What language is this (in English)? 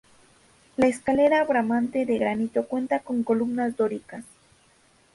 Spanish